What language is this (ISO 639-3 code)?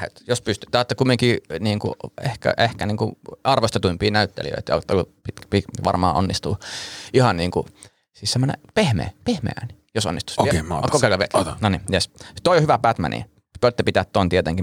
fin